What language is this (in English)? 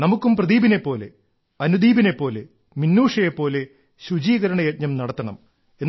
Malayalam